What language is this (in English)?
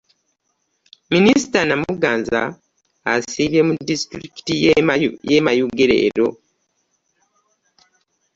Ganda